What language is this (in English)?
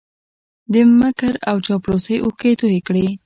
Pashto